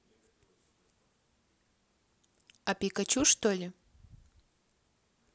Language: Russian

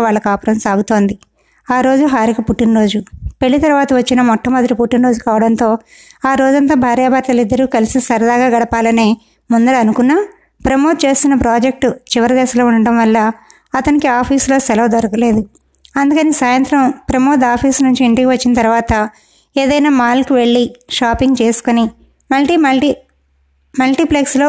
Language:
Telugu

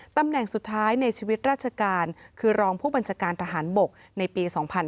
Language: Thai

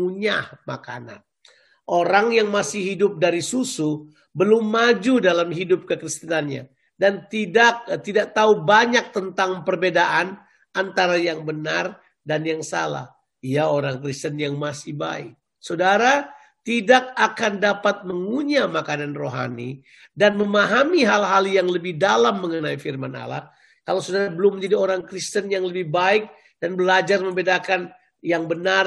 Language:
Indonesian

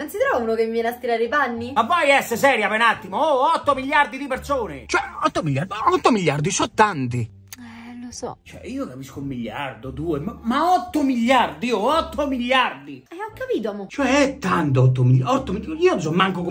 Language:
Italian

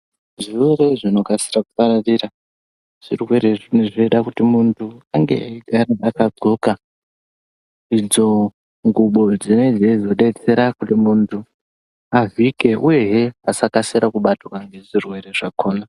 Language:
Ndau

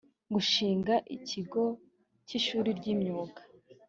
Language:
Kinyarwanda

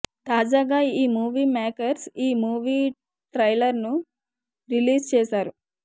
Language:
Telugu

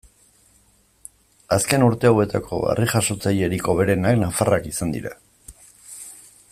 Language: Basque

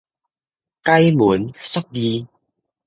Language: Min Nan Chinese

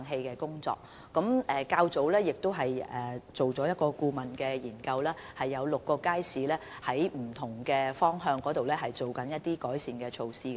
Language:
Cantonese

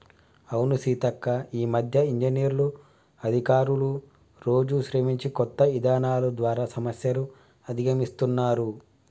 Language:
Telugu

